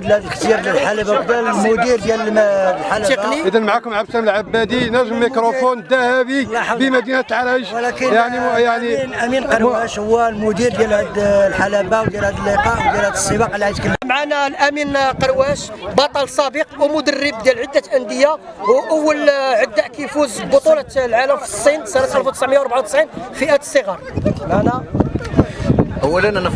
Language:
Arabic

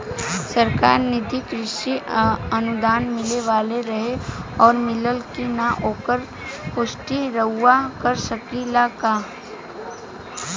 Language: Bhojpuri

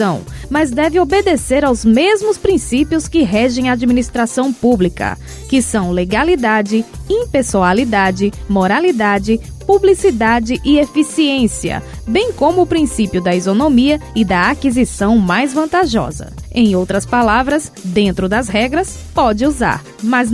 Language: Portuguese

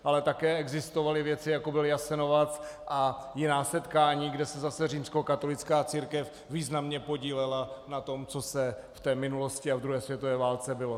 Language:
Czech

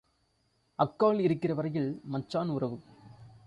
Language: Tamil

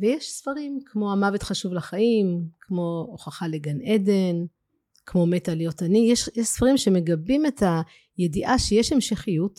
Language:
Hebrew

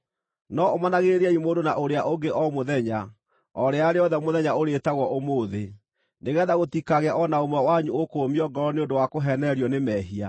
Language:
Kikuyu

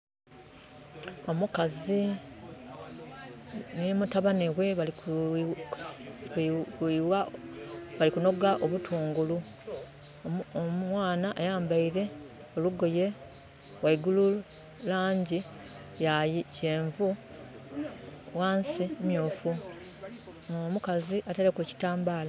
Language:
Soga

